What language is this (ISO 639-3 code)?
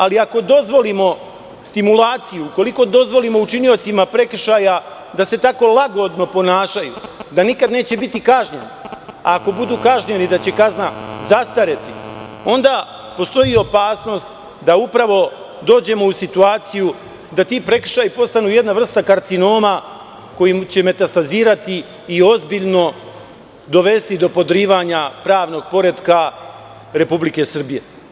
srp